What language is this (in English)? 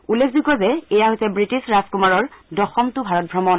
Assamese